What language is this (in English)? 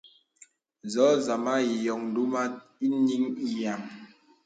Bebele